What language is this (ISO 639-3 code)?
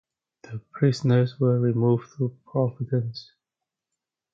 eng